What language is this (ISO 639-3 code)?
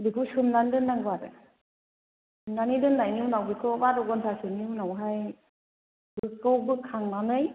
brx